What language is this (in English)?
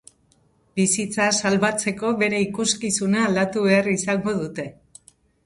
Basque